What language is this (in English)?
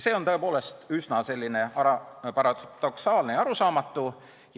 Estonian